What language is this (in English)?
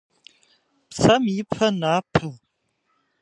Kabardian